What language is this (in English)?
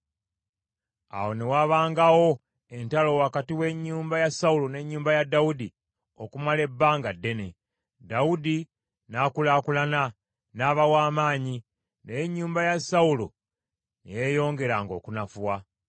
Ganda